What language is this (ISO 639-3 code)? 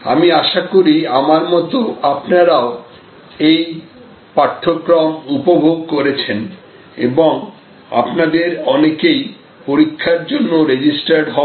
ben